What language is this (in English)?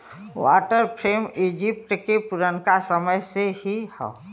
Bhojpuri